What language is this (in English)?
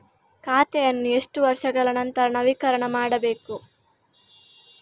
Kannada